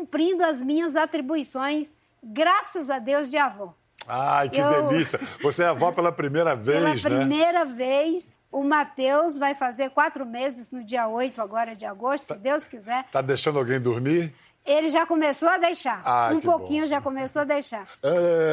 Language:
Portuguese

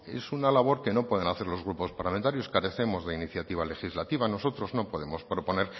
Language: Spanish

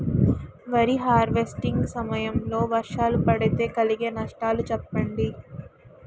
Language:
Telugu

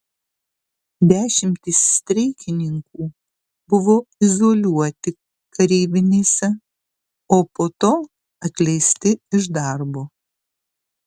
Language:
Lithuanian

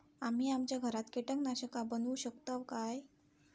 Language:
Marathi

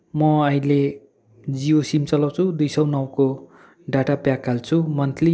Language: Nepali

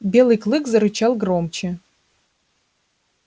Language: Russian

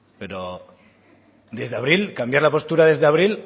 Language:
Spanish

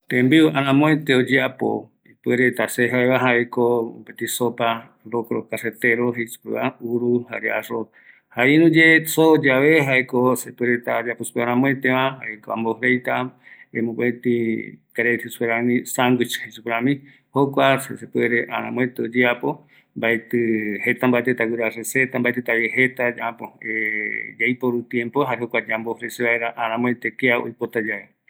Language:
Eastern Bolivian Guaraní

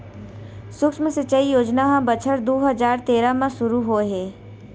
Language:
Chhattisgarhi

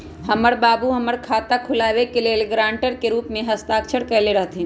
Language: Magahi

